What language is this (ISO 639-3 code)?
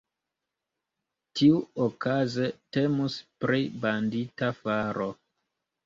epo